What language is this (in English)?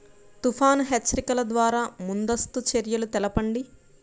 Telugu